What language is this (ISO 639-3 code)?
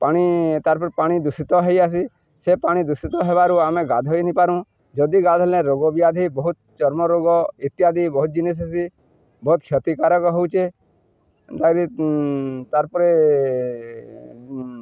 ori